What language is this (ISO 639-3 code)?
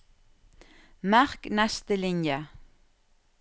nor